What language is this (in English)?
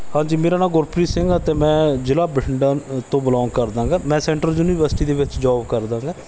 Punjabi